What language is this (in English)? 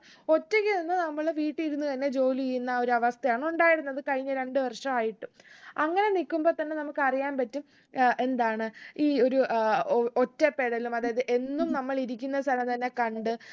Malayalam